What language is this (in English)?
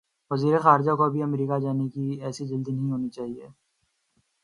Urdu